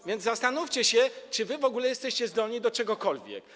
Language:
Polish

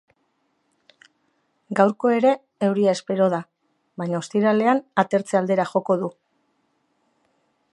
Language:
Basque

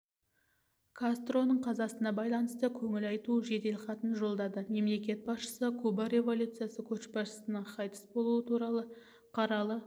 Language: Kazakh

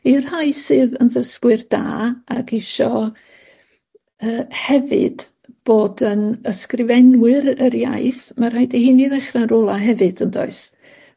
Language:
Welsh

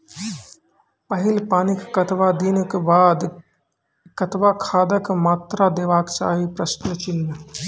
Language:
Maithili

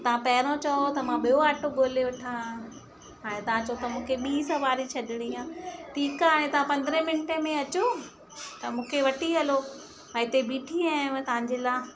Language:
Sindhi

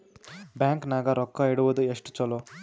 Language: Kannada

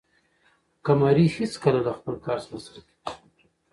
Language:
Pashto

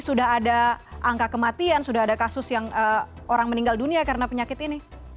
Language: Indonesian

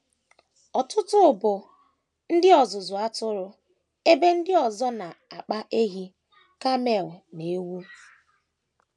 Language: Igbo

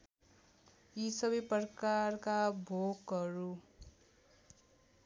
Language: Nepali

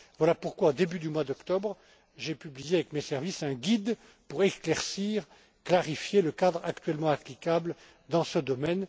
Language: French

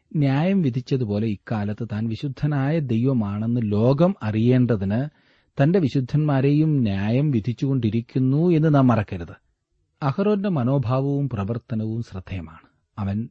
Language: Malayalam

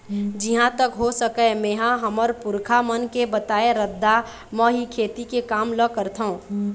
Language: Chhattisgarhi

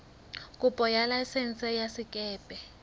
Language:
Southern Sotho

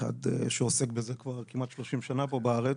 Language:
Hebrew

